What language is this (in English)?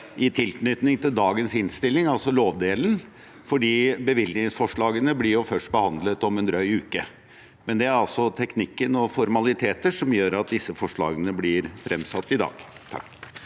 Norwegian